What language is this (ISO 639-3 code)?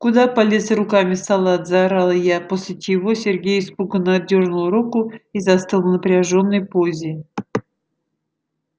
rus